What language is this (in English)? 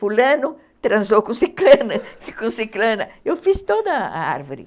Portuguese